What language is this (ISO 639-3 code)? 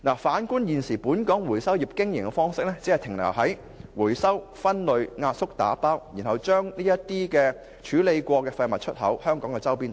yue